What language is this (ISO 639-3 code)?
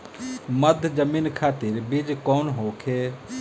bho